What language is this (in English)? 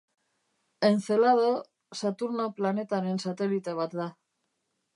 Basque